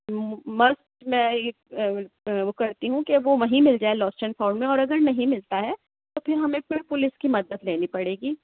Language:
Urdu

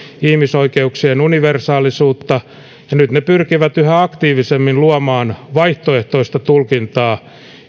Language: Finnish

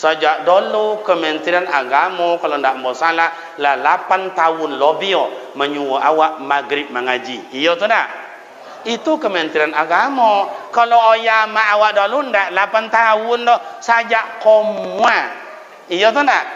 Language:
Malay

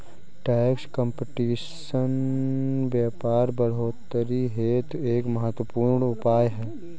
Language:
Hindi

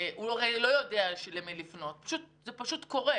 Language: Hebrew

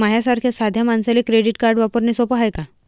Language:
Marathi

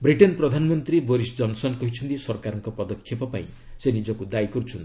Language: Odia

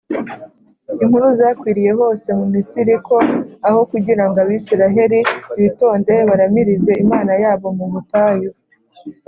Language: Kinyarwanda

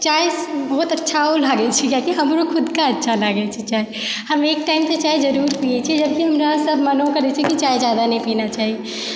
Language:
Maithili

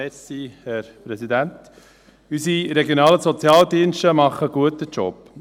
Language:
Swiss German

